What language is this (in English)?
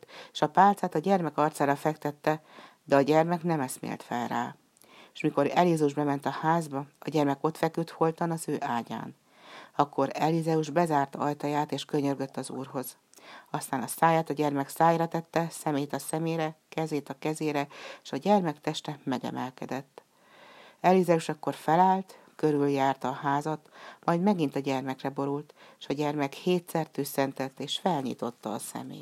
Hungarian